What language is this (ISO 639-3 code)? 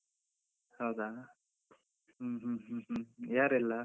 kan